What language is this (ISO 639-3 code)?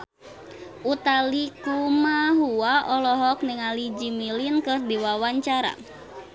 sun